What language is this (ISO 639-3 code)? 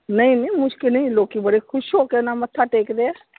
pan